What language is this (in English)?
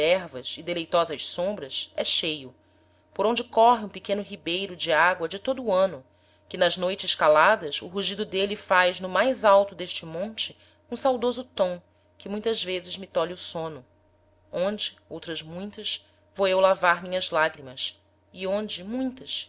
Portuguese